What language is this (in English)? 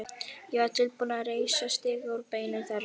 Icelandic